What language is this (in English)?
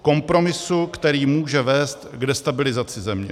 Czech